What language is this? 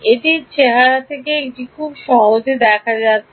Bangla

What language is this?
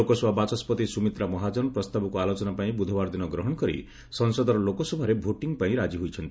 Odia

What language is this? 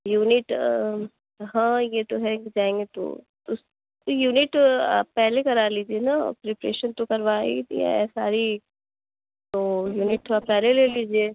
Urdu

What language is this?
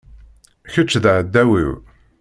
Kabyle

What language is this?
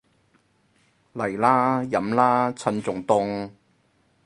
Cantonese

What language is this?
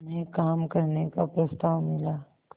Hindi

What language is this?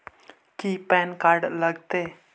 Magahi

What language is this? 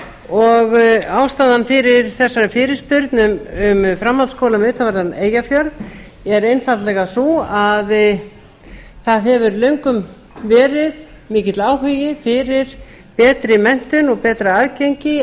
Icelandic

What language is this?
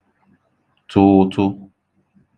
Igbo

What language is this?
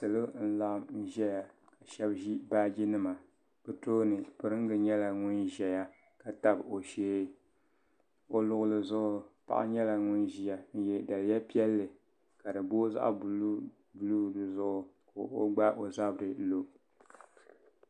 Dagbani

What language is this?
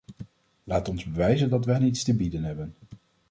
Dutch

